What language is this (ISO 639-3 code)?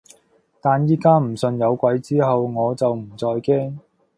yue